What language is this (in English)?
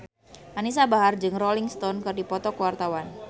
Sundanese